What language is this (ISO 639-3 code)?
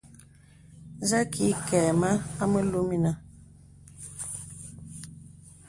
beb